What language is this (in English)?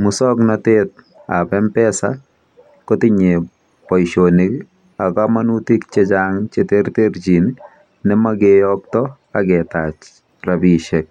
Kalenjin